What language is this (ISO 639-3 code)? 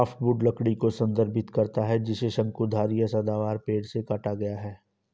hin